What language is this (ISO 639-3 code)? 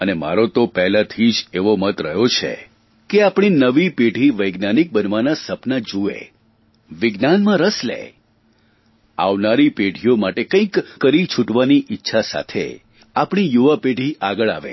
guj